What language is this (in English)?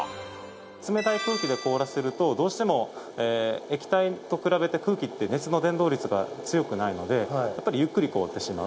Japanese